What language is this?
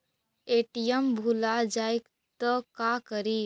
Magahi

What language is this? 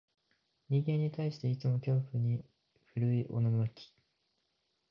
Japanese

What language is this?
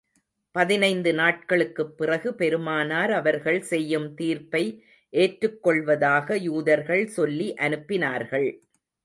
Tamil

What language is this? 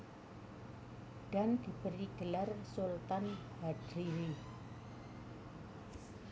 Javanese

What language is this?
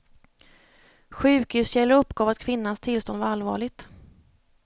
Swedish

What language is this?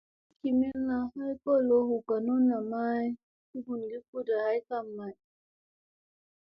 Musey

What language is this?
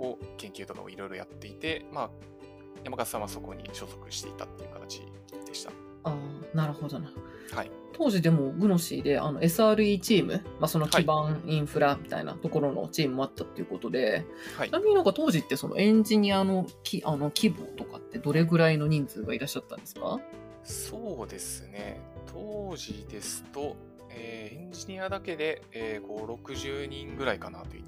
Japanese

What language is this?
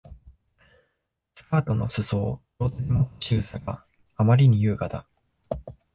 Japanese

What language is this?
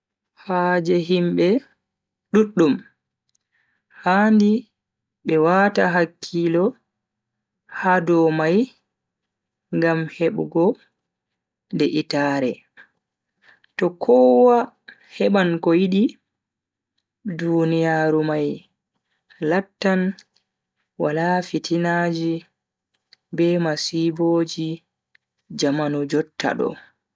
Bagirmi Fulfulde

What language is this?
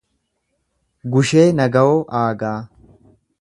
Oromo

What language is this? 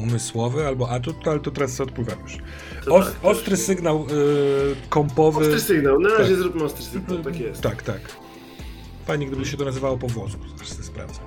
Polish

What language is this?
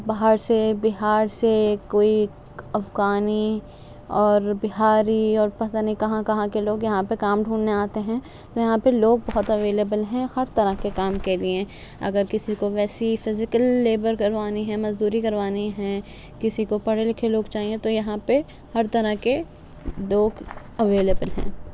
Urdu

